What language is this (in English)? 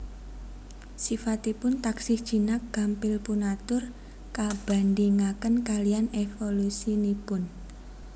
Javanese